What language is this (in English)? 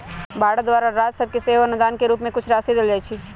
Magahi